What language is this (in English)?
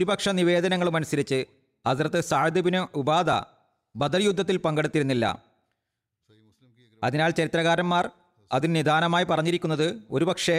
Malayalam